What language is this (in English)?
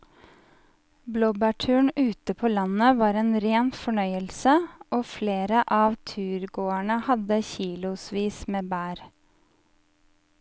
Norwegian